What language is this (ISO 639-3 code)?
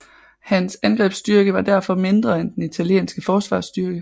dan